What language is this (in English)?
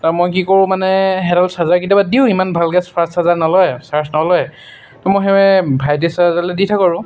Assamese